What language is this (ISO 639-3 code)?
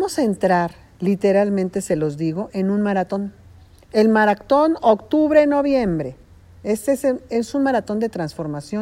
spa